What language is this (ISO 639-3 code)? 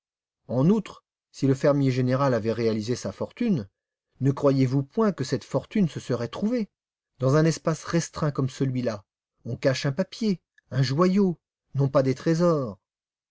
fra